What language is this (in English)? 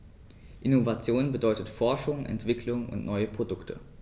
German